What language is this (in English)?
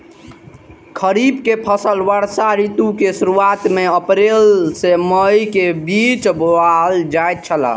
Maithili